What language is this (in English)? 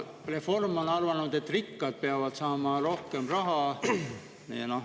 Estonian